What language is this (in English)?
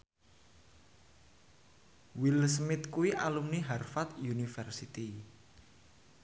Javanese